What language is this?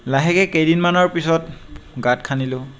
Assamese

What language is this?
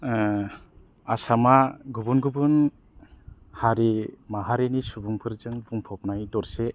Bodo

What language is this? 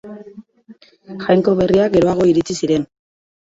Basque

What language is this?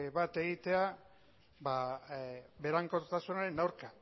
Basque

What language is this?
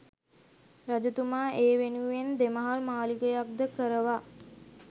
Sinhala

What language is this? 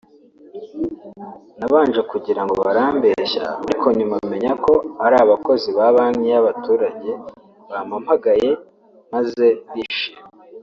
Kinyarwanda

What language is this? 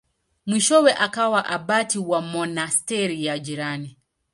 Swahili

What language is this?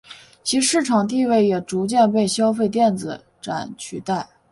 Chinese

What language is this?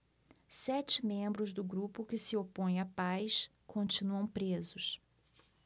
Portuguese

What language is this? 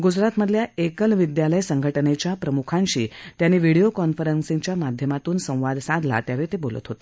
Marathi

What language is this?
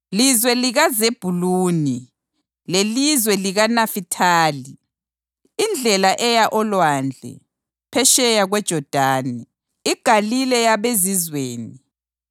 North Ndebele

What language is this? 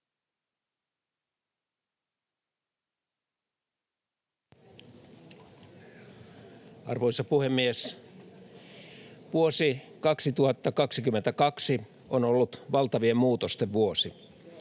Finnish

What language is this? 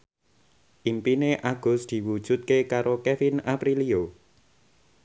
Javanese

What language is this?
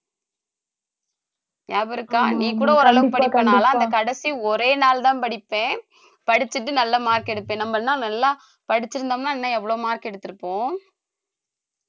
Tamil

